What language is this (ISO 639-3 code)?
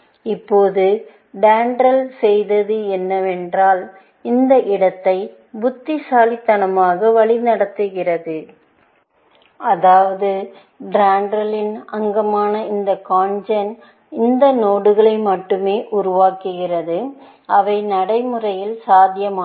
tam